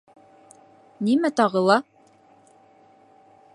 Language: Bashkir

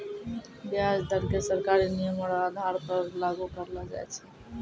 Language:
Maithili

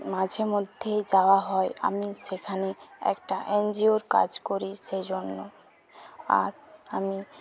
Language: Bangla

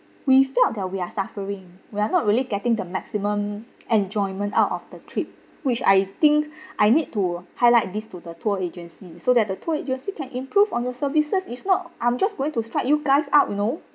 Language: English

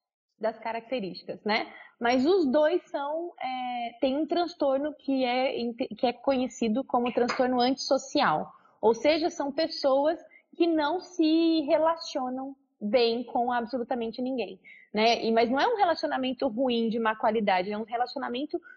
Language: Portuguese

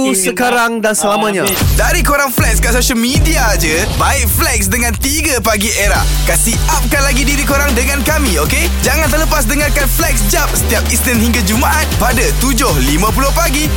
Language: Malay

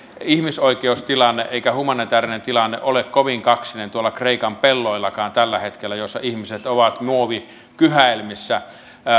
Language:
Finnish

